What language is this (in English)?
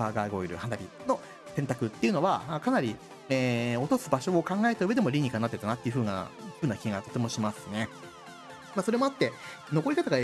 Japanese